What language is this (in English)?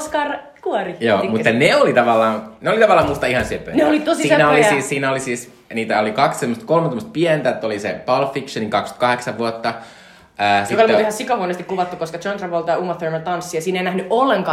Finnish